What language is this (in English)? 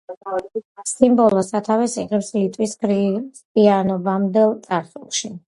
Georgian